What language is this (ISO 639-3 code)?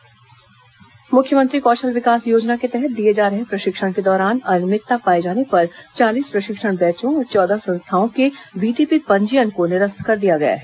hin